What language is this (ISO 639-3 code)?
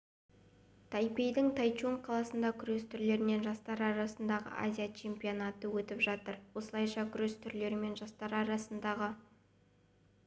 kaz